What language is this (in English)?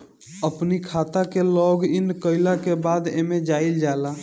Bhojpuri